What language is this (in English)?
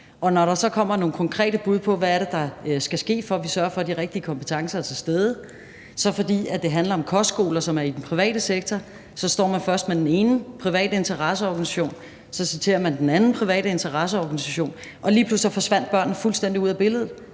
Danish